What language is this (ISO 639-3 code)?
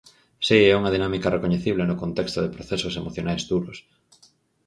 glg